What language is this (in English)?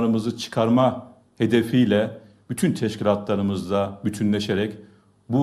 Turkish